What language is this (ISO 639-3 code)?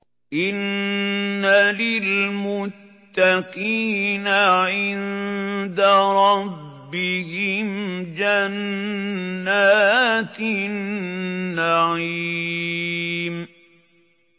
ara